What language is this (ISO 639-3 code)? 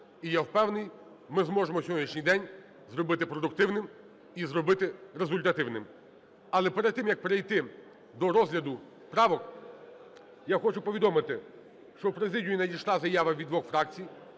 ukr